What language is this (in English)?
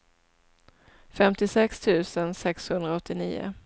Swedish